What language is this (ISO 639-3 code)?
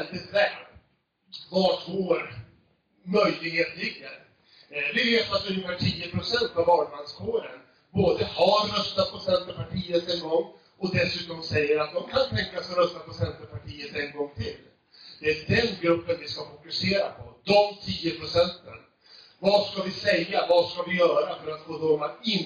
swe